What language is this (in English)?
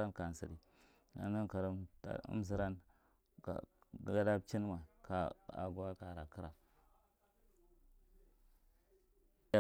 Marghi Central